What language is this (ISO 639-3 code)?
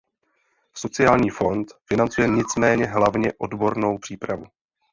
ces